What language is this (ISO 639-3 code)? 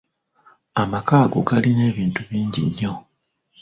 lug